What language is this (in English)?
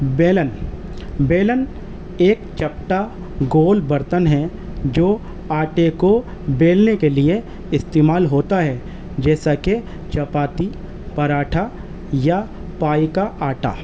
Urdu